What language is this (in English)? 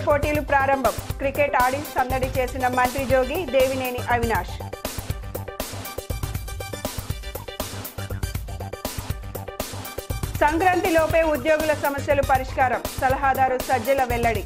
Romanian